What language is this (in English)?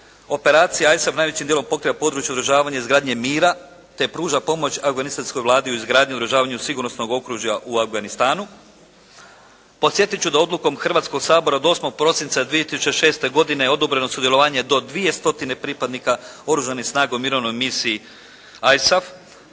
Croatian